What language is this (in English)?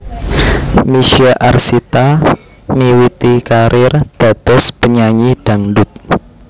Javanese